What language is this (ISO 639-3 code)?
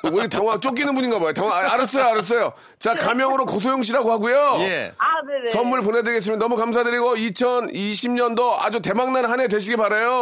kor